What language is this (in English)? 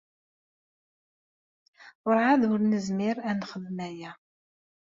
Kabyle